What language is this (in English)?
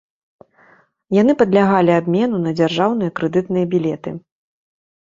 Belarusian